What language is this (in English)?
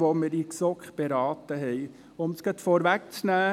Swiss German